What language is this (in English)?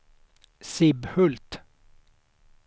Swedish